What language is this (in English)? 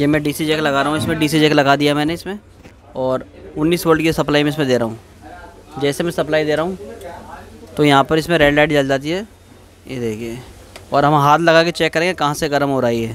Hindi